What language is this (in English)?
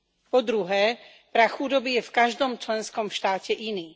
Slovak